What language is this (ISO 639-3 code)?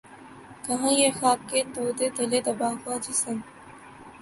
urd